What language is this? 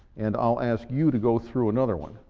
English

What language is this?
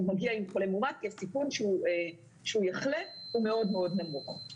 Hebrew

